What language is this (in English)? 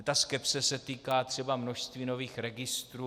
Czech